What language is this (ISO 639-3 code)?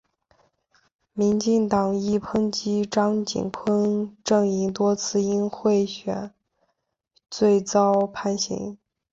zho